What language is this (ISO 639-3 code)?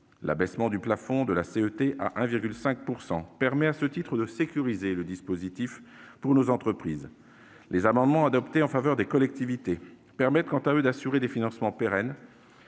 fra